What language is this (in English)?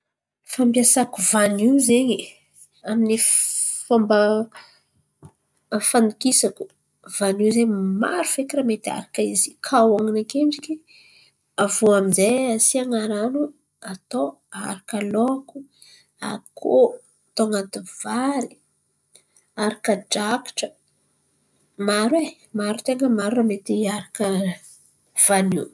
Antankarana Malagasy